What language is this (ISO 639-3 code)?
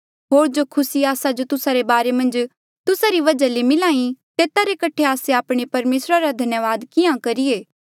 mjl